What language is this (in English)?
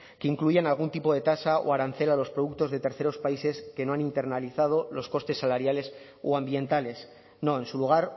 Spanish